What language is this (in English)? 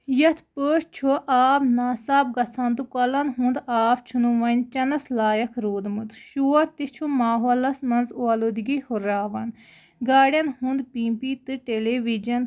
Kashmiri